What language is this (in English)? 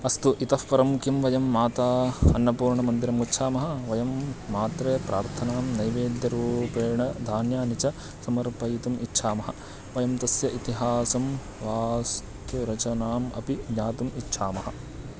Sanskrit